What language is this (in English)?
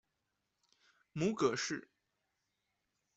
Chinese